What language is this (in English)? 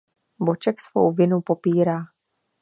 Czech